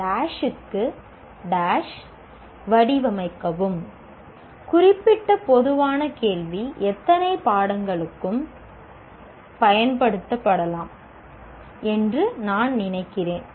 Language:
Tamil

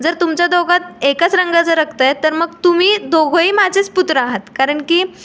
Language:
Marathi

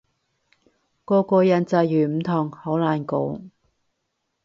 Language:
Cantonese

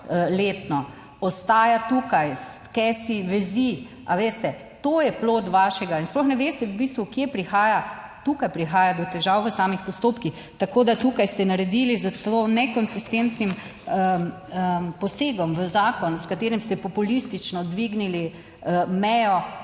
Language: Slovenian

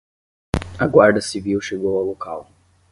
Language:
Portuguese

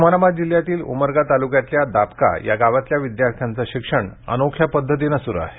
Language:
Marathi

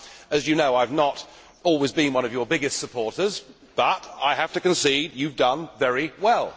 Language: English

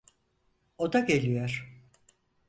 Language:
Turkish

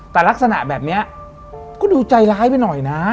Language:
Thai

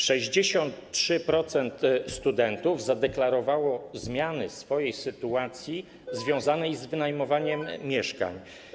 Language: Polish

